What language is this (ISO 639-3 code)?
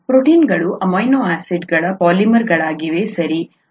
kan